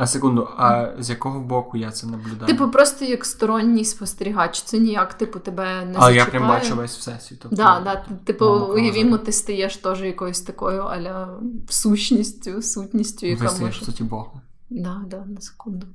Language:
Ukrainian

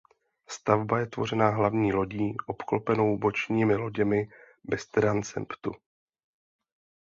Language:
Czech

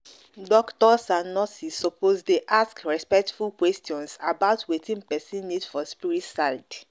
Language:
Nigerian Pidgin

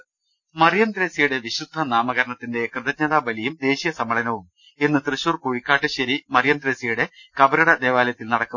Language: Malayalam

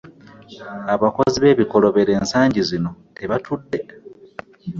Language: Ganda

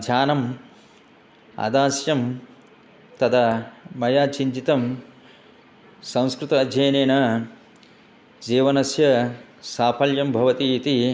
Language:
Sanskrit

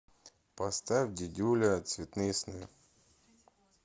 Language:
Russian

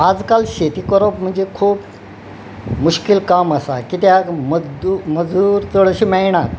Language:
Konkani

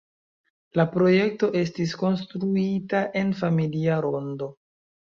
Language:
Esperanto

